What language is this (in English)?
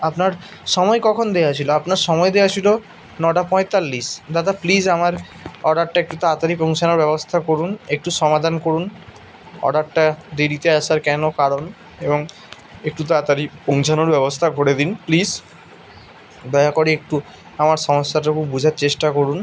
Bangla